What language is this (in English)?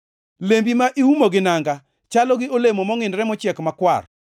Luo (Kenya and Tanzania)